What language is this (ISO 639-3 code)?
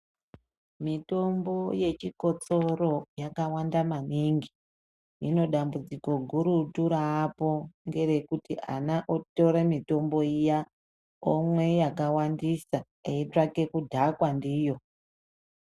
ndc